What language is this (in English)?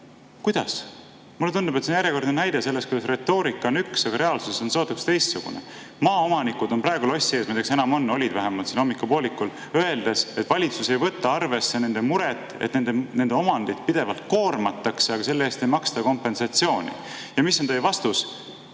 Estonian